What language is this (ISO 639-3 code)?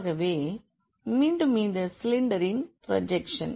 tam